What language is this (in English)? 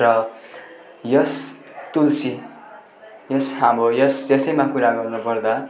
Nepali